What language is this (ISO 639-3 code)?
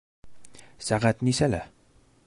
bak